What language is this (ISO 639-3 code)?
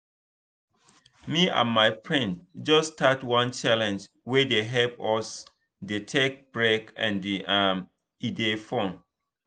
pcm